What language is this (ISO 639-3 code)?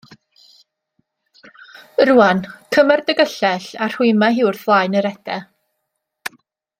cym